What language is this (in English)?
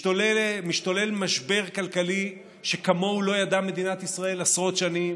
Hebrew